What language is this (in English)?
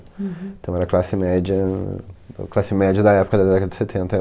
Portuguese